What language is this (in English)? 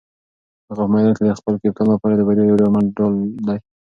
Pashto